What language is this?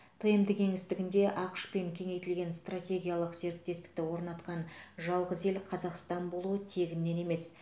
Kazakh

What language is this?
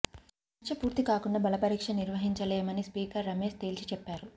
Telugu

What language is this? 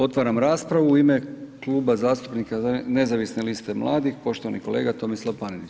Croatian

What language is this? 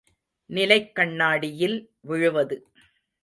Tamil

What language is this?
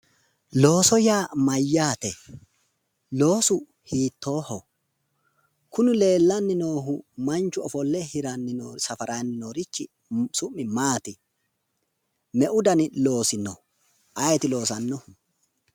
Sidamo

